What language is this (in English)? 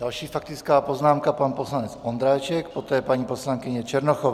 Czech